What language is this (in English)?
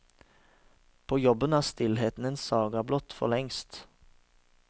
Norwegian